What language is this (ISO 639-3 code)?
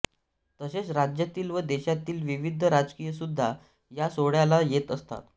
mar